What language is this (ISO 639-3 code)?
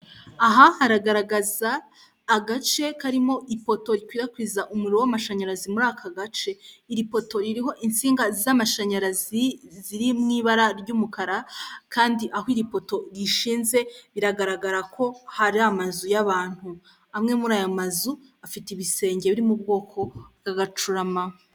kin